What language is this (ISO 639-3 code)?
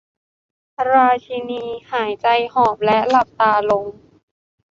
tha